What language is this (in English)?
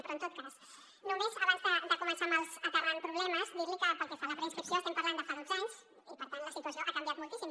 Catalan